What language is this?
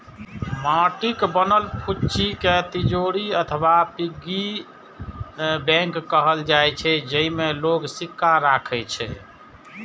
Maithili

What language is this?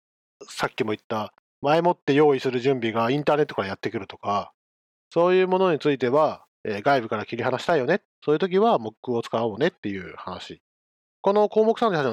Japanese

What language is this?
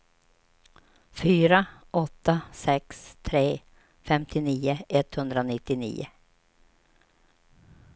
Swedish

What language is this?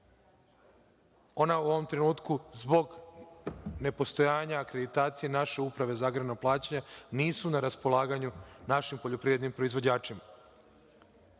Serbian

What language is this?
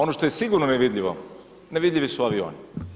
Croatian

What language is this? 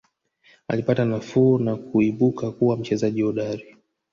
Swahili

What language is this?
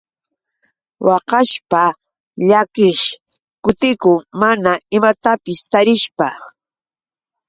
Yauyos Quechua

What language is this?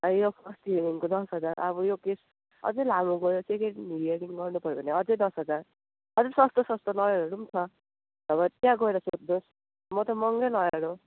Nepali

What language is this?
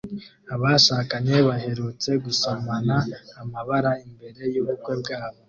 Kinyarwanda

